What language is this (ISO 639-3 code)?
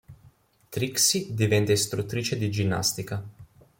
ita